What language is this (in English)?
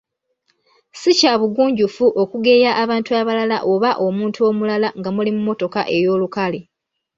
Ganda